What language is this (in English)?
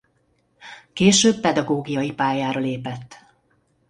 Hungarian